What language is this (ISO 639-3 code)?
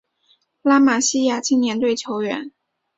zho